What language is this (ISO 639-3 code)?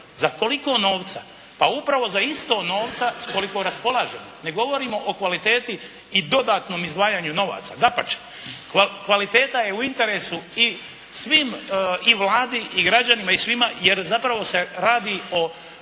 hrv